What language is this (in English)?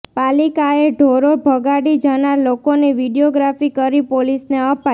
Gujarati